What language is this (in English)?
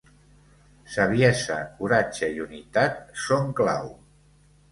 Catalan